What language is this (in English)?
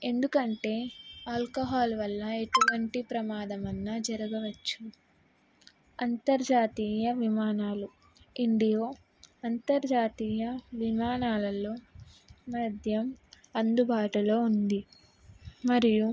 Telugu